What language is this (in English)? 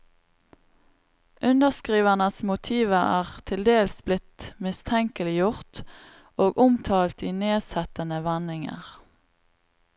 Norwegian